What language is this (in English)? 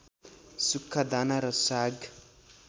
Nepali